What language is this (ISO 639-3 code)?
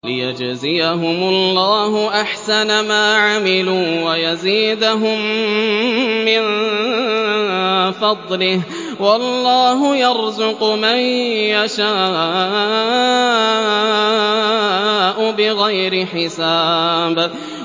ara